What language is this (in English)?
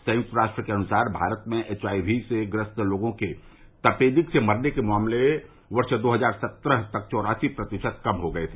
Hindi